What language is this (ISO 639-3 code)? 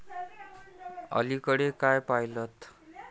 mar